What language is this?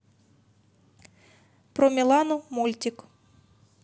Russian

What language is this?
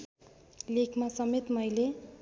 Nepali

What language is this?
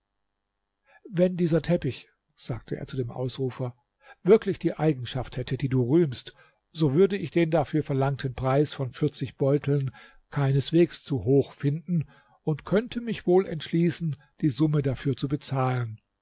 German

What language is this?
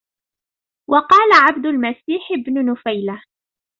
Arabic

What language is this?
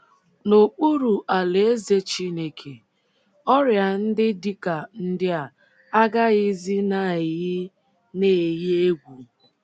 Igbo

